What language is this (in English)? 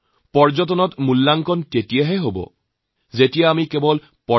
Assamese